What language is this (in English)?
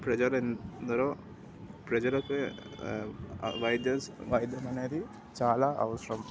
Telugu